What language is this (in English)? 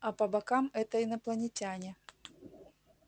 Russian